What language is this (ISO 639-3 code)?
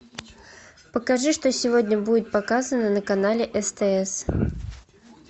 rus